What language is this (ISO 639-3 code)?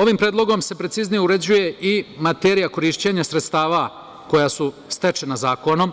srp